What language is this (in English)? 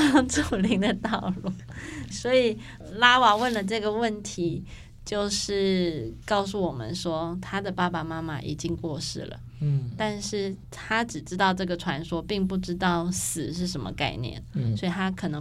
Chinese